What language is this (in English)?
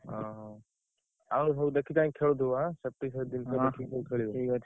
Odia